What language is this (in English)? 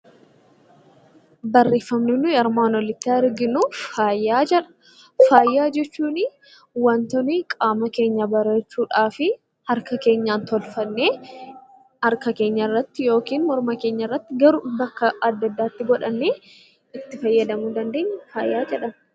Oromo